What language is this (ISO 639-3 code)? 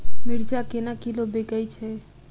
mai